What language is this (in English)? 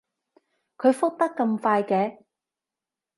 Cantonese